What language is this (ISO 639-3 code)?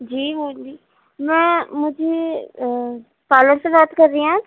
urd